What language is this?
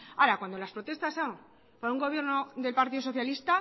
Spanish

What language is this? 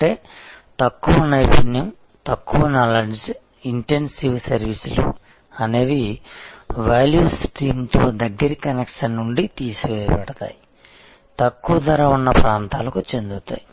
Telugu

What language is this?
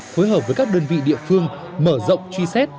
Vietnamese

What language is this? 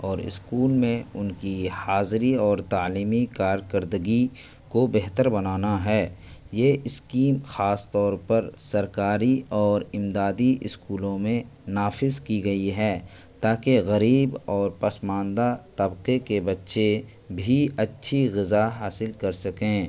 Urdu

